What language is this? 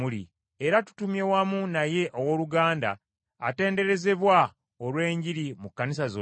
Ganda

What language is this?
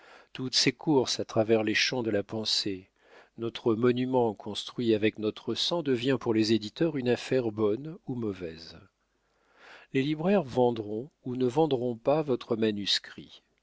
French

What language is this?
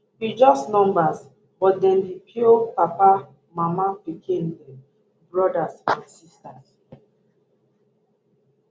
Nigerian Pidgin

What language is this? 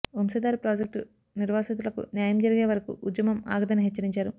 Telugu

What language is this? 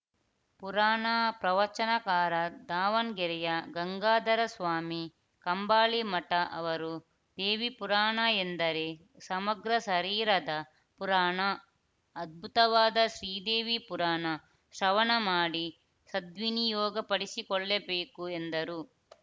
Kannada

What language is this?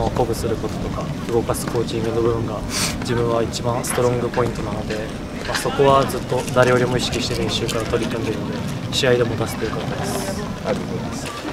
Japanese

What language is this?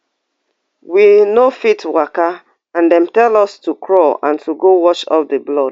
Nigerian Pidgin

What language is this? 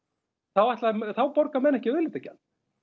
Icelandic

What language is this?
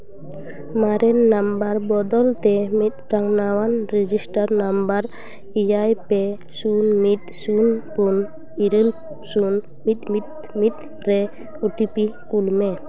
Santali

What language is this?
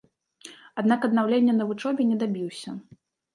Belarusian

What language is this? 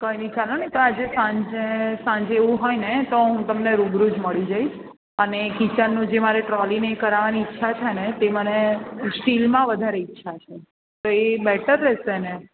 Gujarati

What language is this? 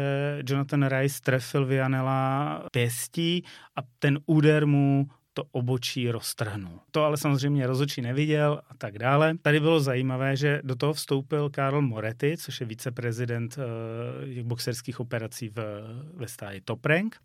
Czech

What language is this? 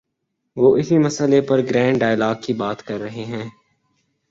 Urdu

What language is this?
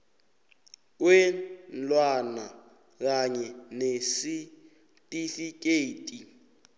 South Ndebele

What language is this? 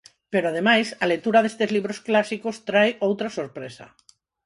Galician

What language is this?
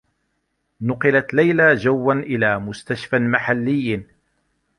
Arabic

